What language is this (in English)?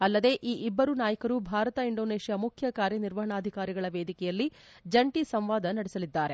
Kannada